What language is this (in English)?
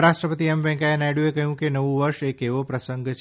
Gujarati